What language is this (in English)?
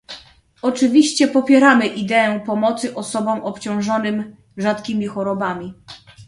Polish